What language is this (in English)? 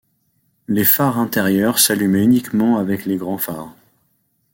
French